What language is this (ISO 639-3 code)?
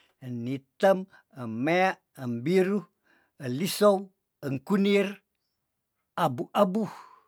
tdn